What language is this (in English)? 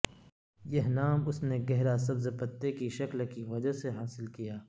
Urdu